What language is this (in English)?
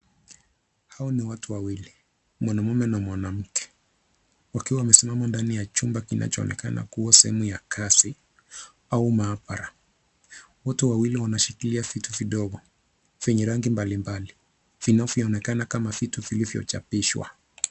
Swahili